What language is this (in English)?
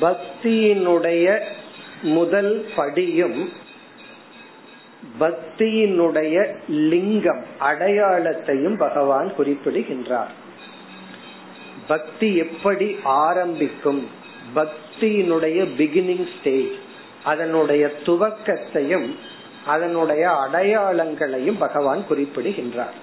Tamil